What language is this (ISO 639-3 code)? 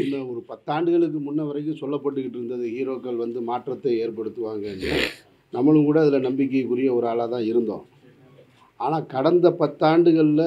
tam